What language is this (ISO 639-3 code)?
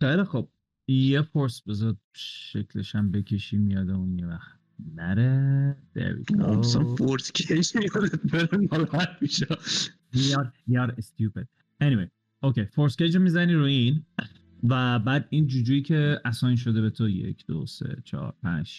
fas